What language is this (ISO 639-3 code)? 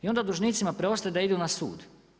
hrv